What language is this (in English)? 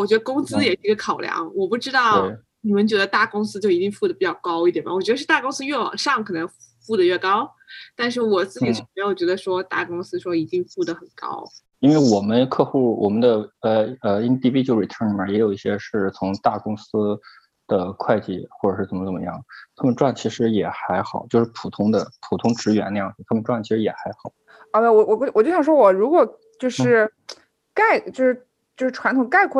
Chinese